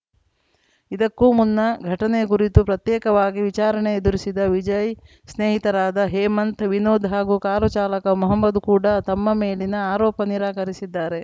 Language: Kannada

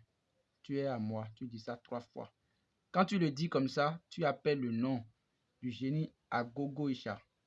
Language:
French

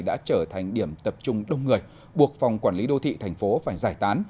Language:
Vietnamese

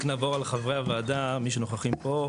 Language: Hebrew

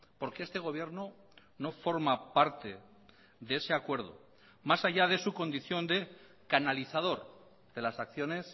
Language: Spanish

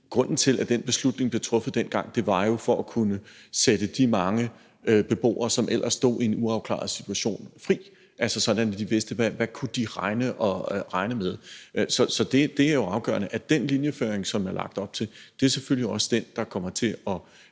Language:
Danish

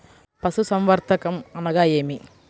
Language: Telugu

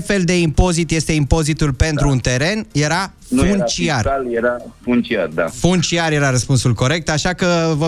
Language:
Romanian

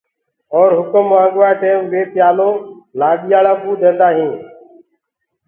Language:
Gurgula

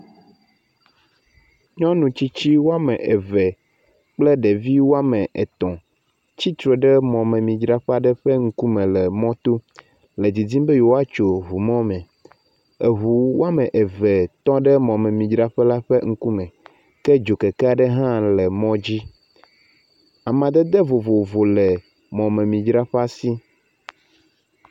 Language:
Ewe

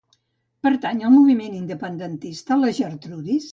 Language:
Catalan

